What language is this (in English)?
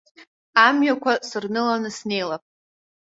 Abkhazian